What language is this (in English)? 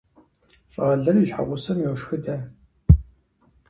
Kabardian